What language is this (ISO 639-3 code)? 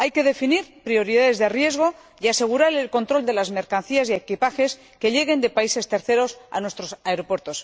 spa